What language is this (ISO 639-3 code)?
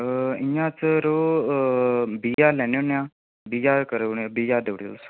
doi